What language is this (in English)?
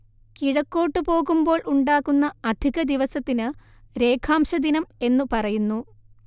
Malayalam